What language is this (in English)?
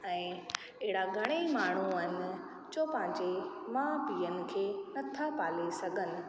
Sindhi